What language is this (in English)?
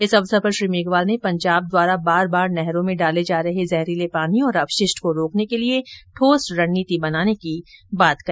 Hindi